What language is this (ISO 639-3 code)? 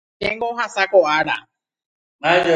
grn